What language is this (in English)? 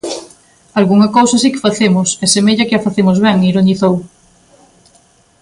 Galician